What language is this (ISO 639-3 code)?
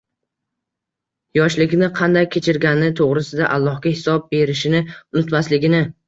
uzb